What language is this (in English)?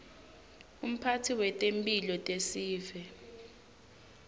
Swati